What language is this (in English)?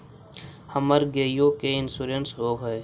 Magahi